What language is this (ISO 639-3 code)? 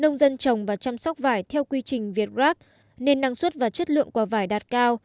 vie